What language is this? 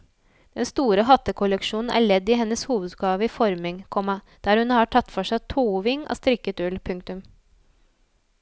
Norwegian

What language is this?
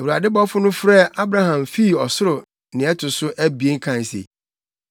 Akan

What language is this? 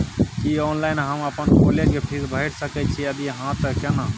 Maithili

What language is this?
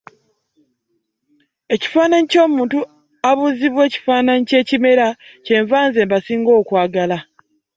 Ganda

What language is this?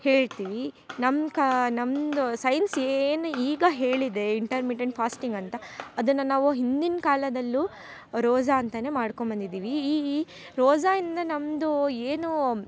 Kannada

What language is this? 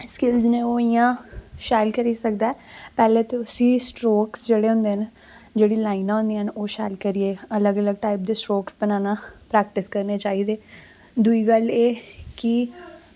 Dogri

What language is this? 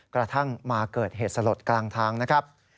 Thai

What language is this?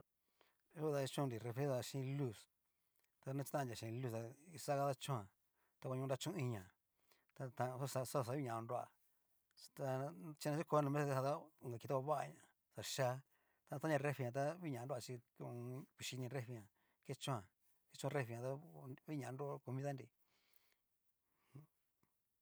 Cacaloxtepec Mixtec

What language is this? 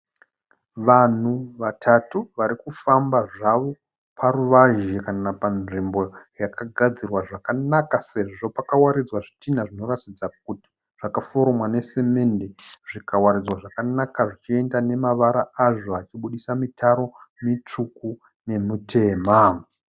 Shona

